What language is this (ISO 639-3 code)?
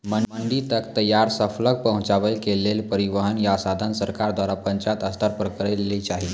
mai